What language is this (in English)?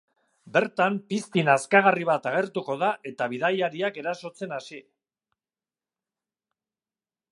Basque